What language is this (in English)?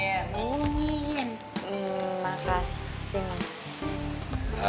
Indonesian